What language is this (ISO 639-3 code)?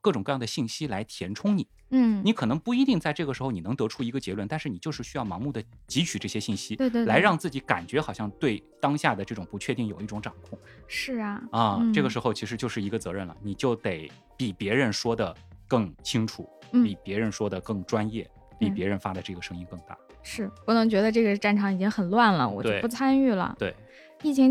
zho